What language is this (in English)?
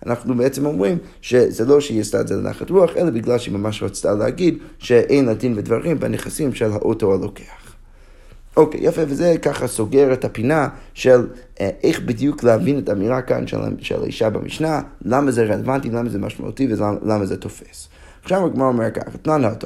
Hebrew